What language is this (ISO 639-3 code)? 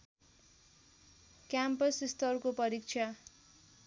nep